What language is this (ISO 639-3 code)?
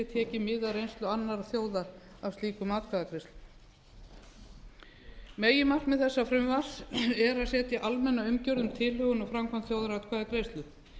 isl